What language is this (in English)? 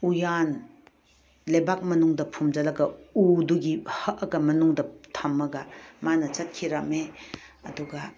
Manipuri